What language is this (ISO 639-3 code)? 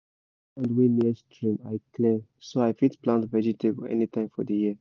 pcm